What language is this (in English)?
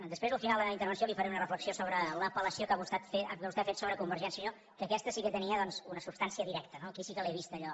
Catalan